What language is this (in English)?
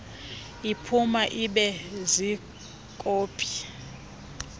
Xhosa